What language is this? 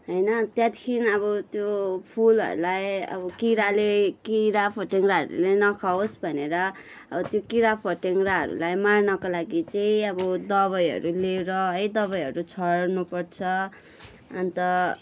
Nepali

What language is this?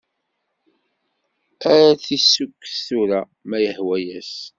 Kabyle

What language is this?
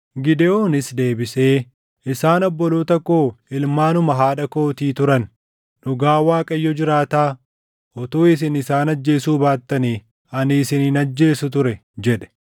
Oromo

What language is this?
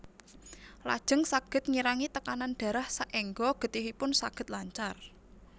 Javanese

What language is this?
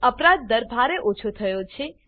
Gujarati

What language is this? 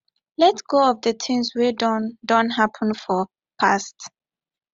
Nigerian Pidgin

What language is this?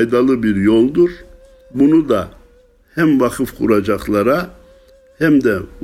Turkish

